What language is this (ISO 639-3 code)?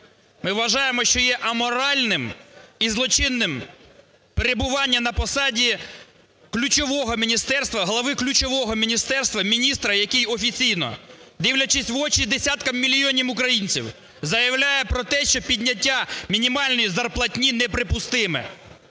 ukr